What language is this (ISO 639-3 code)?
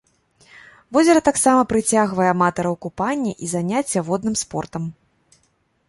bel